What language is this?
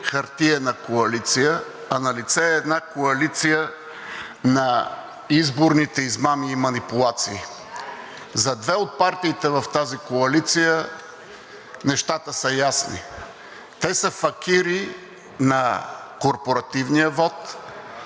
Bulgarian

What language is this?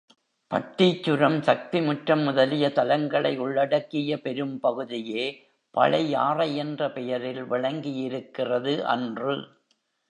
Tamil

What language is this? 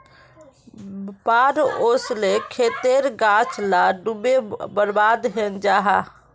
Magahi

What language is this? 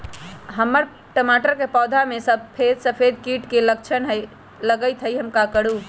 Magahi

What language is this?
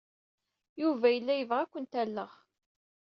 Kabyle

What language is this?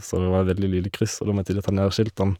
Norwegian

